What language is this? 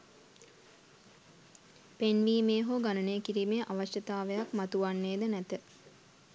Sinhala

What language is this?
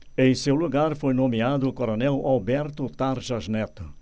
Portuguese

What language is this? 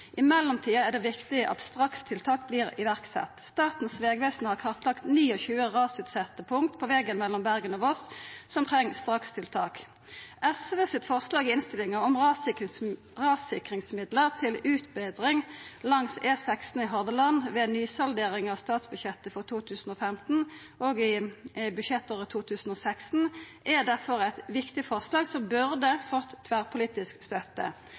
Norwegian Nynorsk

